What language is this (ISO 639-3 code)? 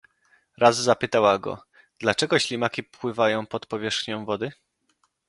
pol